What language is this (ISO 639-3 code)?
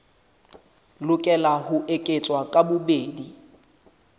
sot